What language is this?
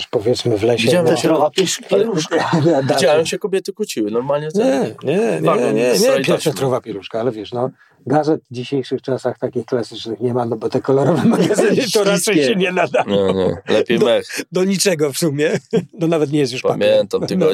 Polish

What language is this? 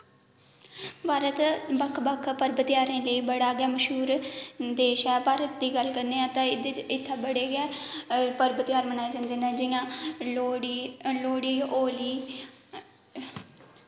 Dogri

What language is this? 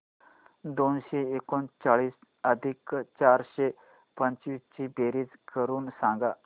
Marathi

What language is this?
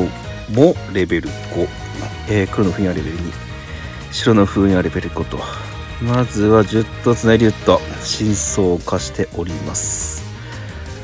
Japanese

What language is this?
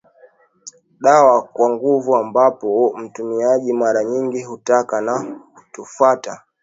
Swahili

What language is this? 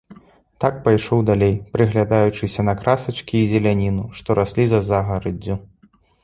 Belarusian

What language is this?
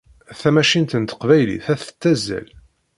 Kabyle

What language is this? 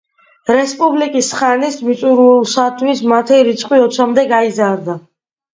Georgian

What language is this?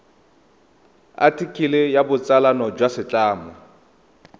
Tswana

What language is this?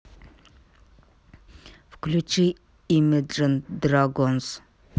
Russian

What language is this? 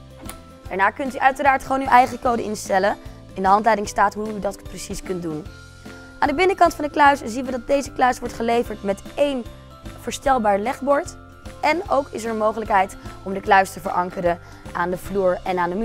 Dutch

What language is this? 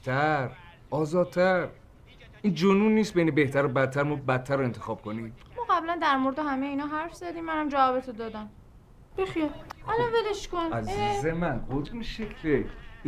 Persian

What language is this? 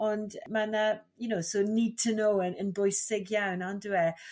Welsh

